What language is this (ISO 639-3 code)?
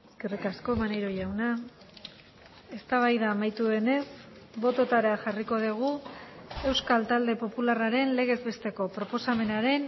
eus